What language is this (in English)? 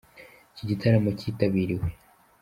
Kinyarwanda